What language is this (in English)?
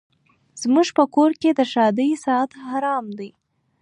Pashto